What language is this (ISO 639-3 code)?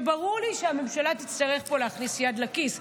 heb